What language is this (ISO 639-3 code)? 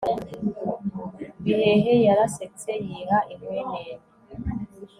kin